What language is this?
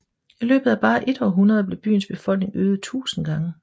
Danish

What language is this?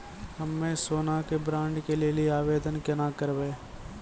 Maithili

